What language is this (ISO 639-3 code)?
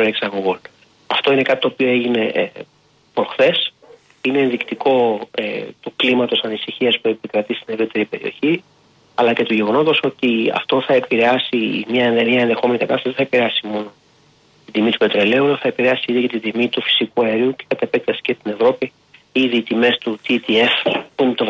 ell